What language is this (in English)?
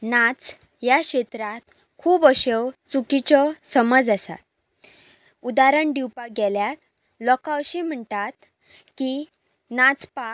Konkani